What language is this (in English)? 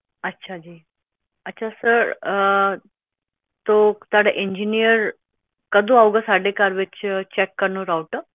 Punjabi